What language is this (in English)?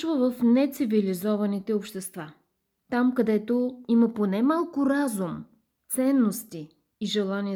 Bulgarian